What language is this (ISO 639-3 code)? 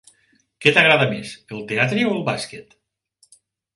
cat